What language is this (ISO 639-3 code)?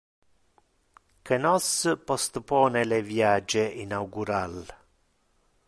ina